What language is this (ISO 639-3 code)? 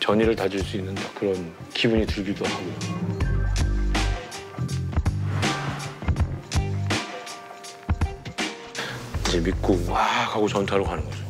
kor